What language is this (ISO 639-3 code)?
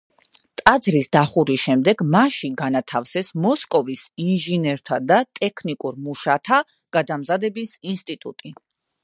kat